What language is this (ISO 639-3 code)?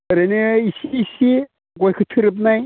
brx